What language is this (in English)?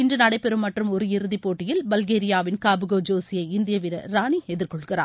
Tamil